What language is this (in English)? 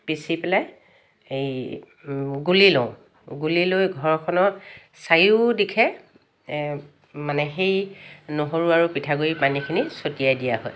Assamese